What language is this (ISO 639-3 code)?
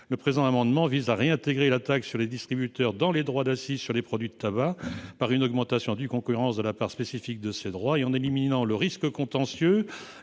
fra